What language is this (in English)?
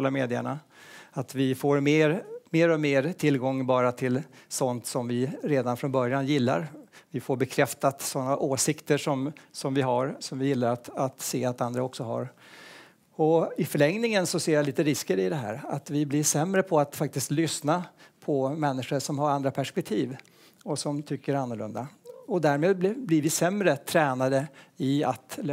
Swedish